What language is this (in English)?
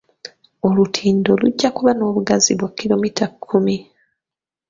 Ganda